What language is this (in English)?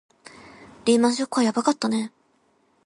Japanese